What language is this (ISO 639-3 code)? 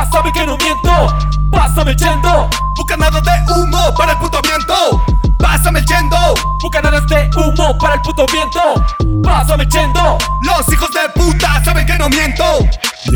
eng